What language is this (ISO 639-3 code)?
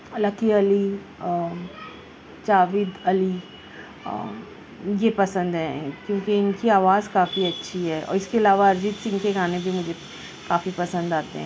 urd